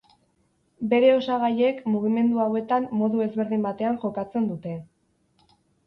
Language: Basque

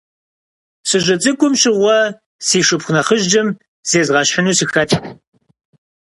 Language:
Kabardian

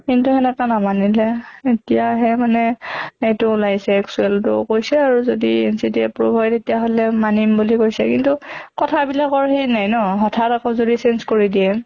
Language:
Assamese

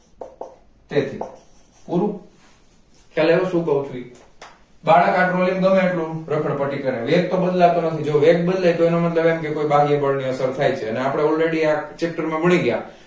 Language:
Gujarati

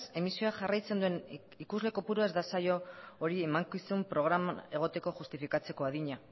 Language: Basque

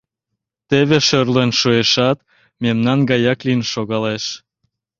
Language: Mari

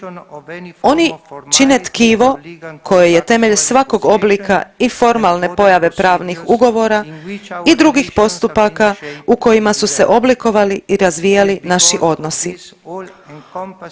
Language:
Croatian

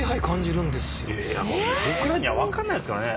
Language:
Japanese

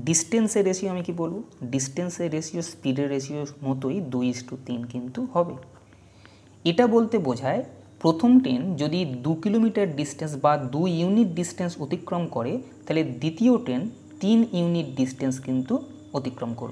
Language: Bangla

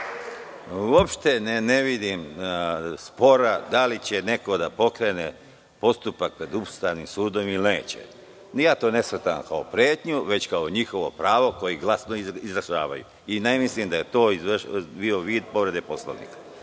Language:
Serbian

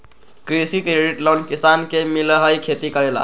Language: Magahi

